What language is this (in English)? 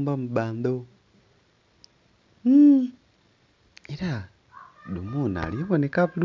Soga